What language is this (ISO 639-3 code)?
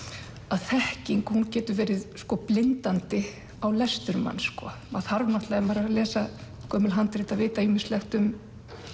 isl